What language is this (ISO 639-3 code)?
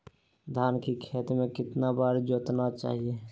mag